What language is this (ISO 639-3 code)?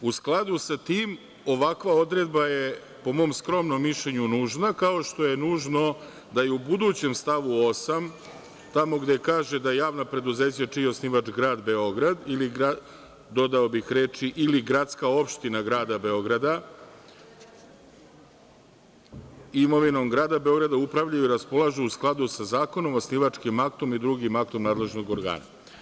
srp